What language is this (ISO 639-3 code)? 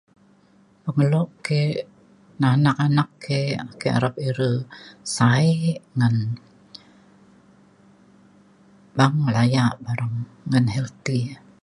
xkl